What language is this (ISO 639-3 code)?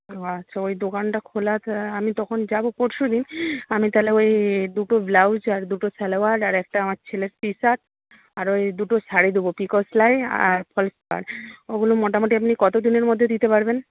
ben